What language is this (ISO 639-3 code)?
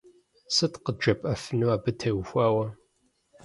kbd